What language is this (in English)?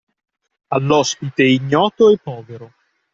Italian